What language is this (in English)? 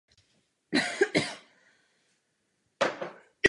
Czech